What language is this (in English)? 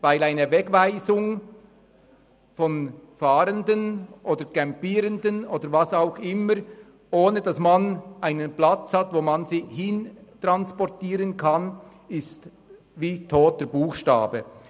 Swiss German